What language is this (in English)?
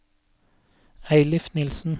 Norwegian